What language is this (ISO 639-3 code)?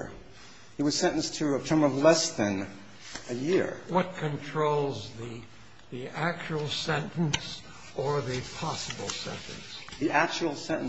eng